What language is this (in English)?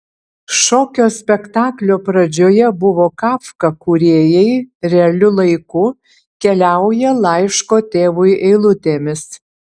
Lithuanian